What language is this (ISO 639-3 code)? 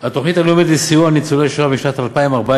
heb